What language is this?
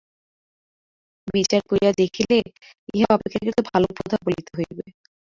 Bangla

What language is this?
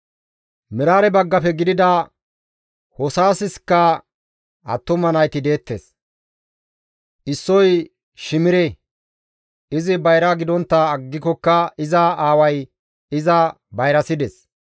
Gamo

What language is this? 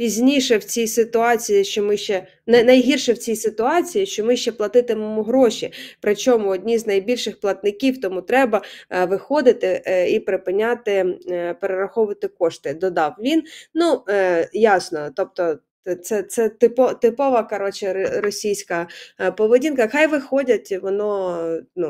Ukrainian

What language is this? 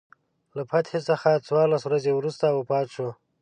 Pashto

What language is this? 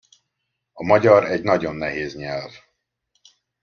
Hungarian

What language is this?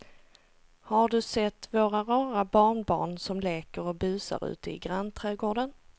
Swedish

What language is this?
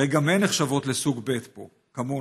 Hebrew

